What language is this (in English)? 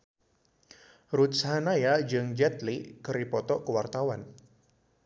Sundanese